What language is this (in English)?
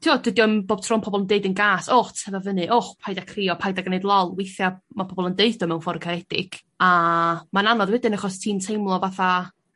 Welsh